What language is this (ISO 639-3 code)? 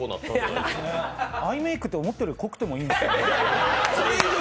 jpn